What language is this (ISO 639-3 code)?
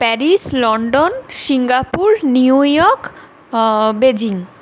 ben